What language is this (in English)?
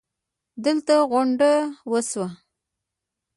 Pashto